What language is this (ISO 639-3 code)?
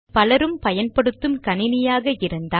tam